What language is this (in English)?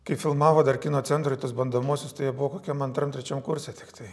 Lithuanian